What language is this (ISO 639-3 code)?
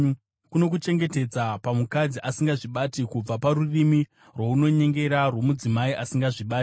sna